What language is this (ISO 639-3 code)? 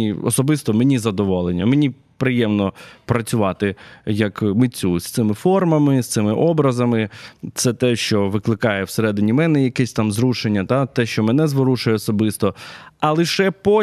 ukr